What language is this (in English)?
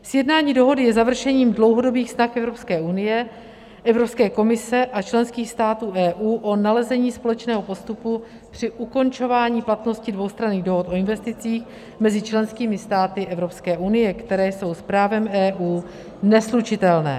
Czech